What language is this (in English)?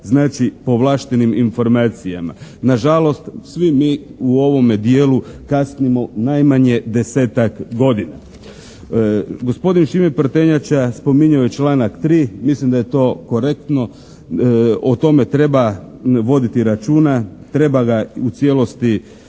Croatian